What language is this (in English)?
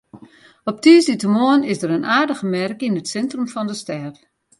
Western Frisian